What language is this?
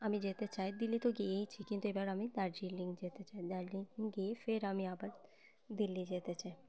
Bangla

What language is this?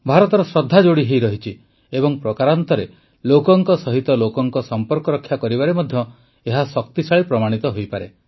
Odia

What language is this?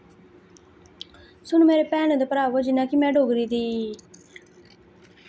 Dogri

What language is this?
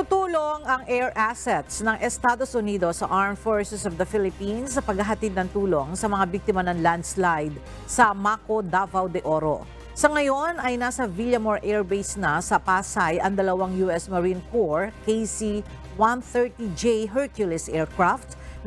Filipino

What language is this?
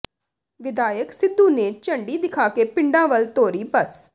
Punjabi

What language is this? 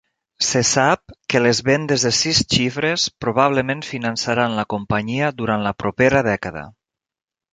Catalan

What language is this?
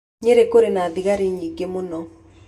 Kikuyu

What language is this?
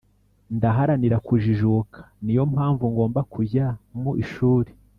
Kinyarwanda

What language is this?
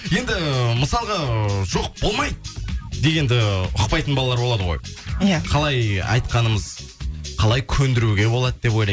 Kazakh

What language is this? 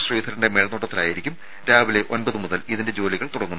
Malayalam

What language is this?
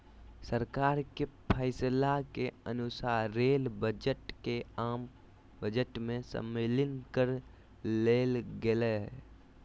Magahi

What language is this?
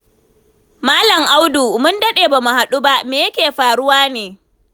Hausa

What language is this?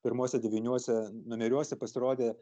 Lithuanian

